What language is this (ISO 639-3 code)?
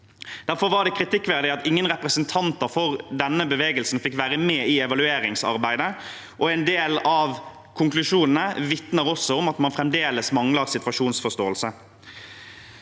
nor